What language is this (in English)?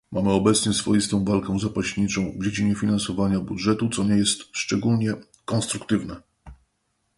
Polish